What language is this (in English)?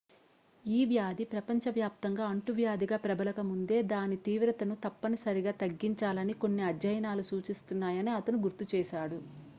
Telugu